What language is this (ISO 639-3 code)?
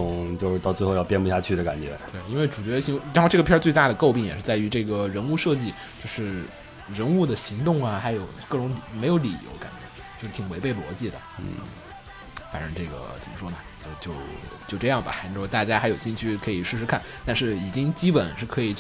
zho